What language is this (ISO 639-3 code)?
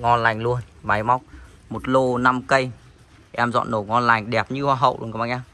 vie